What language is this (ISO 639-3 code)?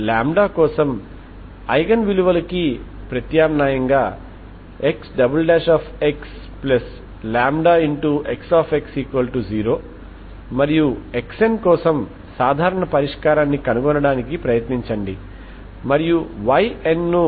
tel